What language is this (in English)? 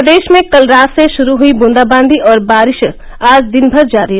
Hindi